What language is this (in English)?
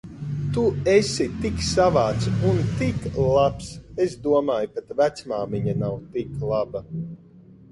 Latvian